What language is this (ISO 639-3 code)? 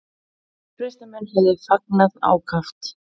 isl